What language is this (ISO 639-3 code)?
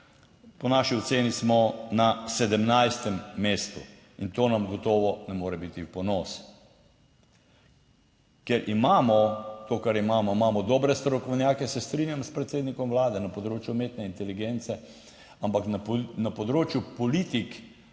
slv